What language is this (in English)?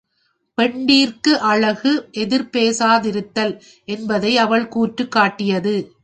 Tamil